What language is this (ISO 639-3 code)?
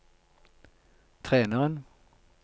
nor